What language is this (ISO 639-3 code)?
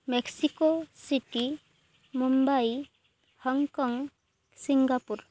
ori